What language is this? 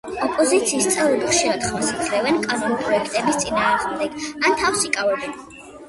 Georgian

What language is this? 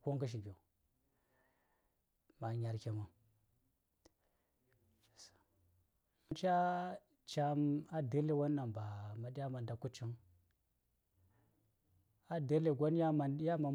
Saya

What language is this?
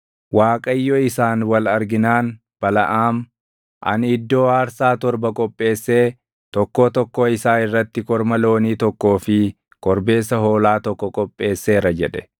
Oromo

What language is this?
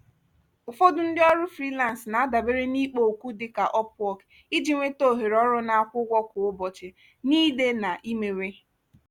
Igbo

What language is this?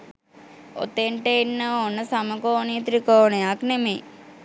Sinhala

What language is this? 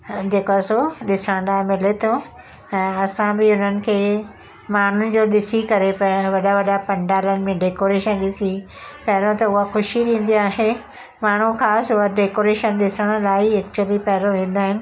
Sindhi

